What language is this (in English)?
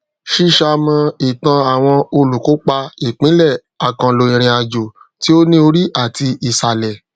Yoruba